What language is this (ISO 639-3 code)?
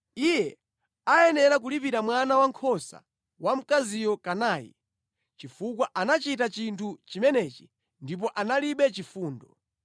nya